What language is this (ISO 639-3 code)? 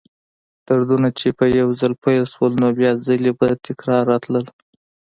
pus